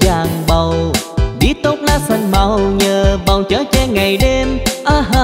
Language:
Vietnamese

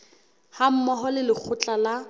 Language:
Southern Sotho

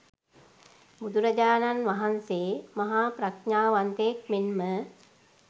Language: Sinhala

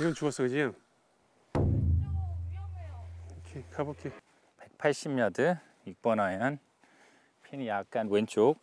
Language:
Korean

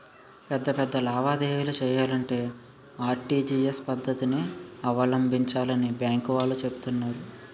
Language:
Telugu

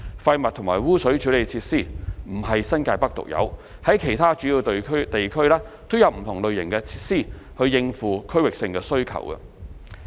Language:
Cantonese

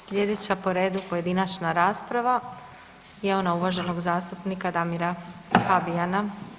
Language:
Croatian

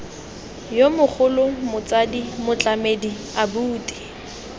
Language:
Tswana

